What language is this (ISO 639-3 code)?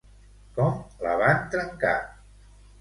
cat